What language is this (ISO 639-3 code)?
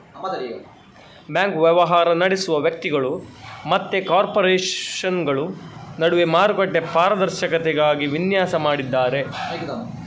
kan